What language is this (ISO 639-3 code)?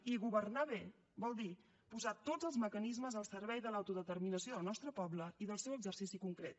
cat